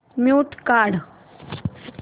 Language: Marathi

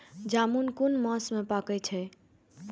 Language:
Maithili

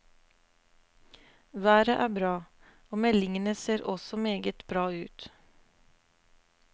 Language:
Norwegian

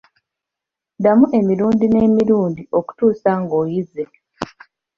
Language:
Ganda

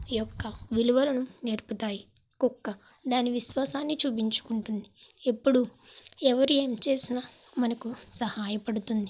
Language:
Telugu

